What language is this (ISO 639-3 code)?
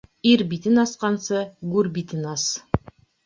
bak